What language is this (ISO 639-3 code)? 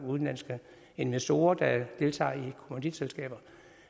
dan